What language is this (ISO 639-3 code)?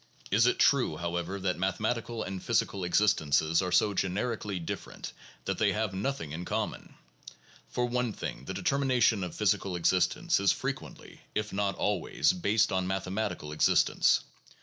eng